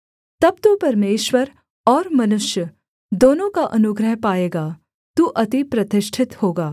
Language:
Hindi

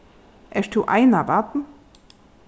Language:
Faroese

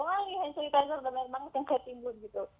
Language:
Indonesian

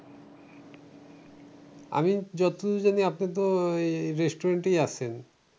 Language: Bangla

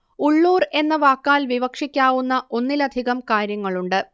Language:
Malayalam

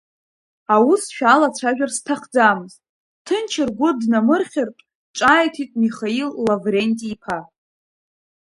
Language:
Abkhazian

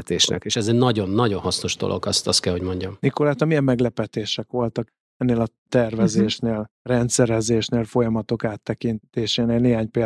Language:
Hungarian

